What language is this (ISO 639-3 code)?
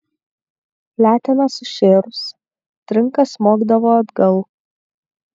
lit